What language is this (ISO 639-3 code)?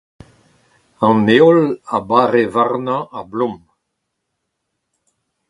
bre